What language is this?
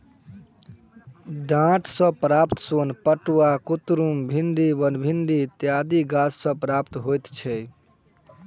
Maithili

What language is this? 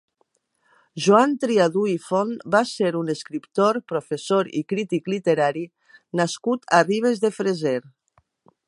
Catalan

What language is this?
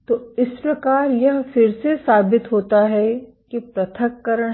Hindi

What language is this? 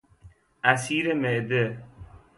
Persian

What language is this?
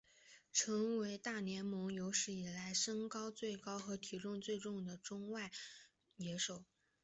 Chinese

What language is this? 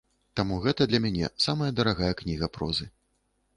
Belarusian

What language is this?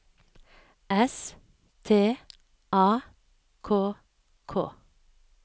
Norwegian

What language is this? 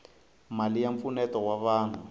Tsonga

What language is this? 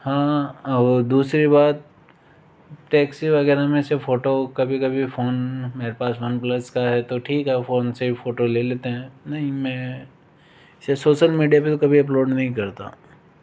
Hindi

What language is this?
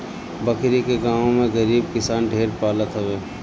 Bhojpuri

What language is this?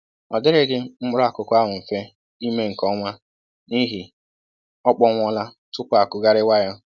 Igbo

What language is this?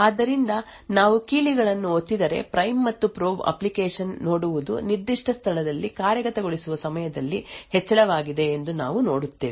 Kannada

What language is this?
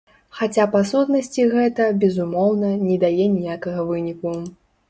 Belarusian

